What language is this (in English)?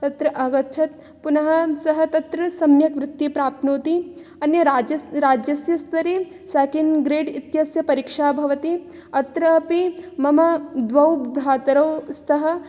Sanskrit